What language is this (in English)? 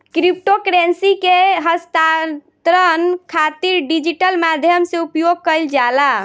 Bhojpuri